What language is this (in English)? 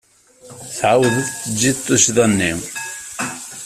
Kabyle